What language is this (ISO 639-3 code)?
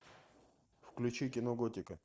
rus